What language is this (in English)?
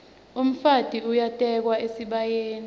Swati